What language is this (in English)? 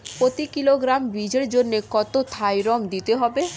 Bangla